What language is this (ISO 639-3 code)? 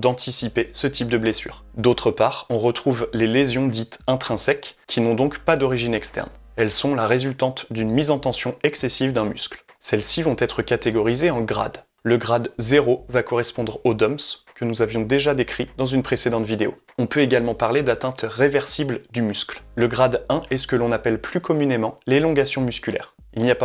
fra